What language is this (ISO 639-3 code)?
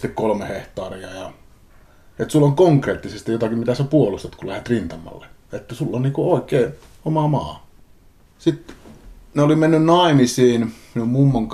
fin